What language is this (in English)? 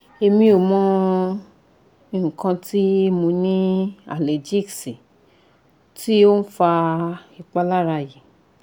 Yoruba